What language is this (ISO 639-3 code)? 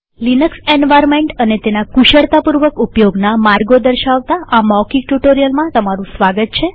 guj